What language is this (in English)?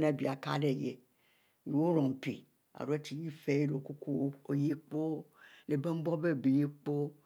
Mbe